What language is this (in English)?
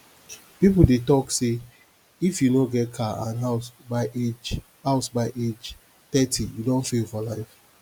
Nigerian Pidgin